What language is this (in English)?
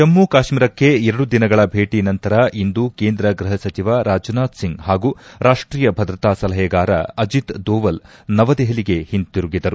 Kannada